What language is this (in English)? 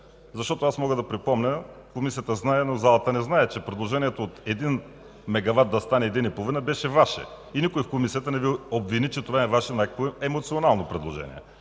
Bulgarian